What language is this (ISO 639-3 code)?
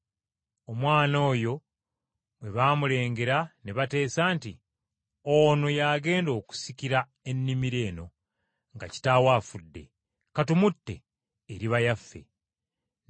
lug